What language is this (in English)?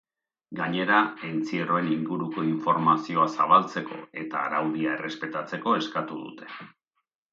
Basque